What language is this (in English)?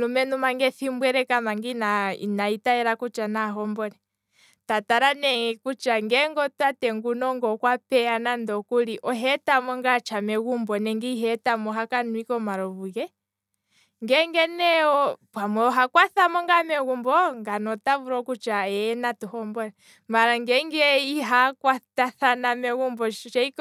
Kwambi